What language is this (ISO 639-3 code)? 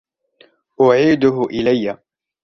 ara